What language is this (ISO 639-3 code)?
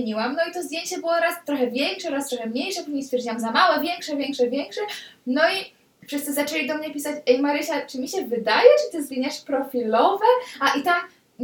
pol